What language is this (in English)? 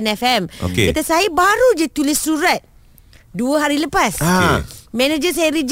Malay